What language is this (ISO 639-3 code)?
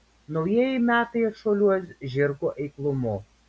lit